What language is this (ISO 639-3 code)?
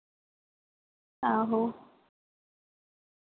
doi